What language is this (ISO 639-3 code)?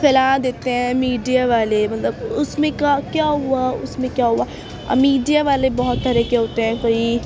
urd